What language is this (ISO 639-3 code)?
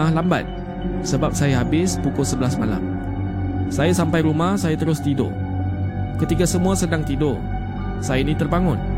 msa